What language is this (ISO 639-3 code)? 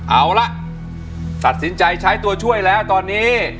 tha